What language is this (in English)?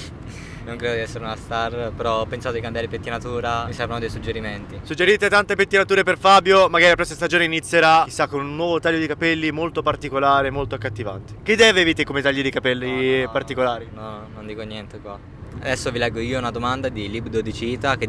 Italian